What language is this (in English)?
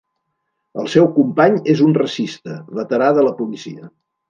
Catalan